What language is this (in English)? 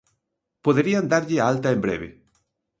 Galician